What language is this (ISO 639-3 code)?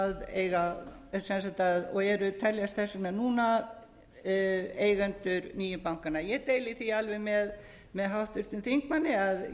isl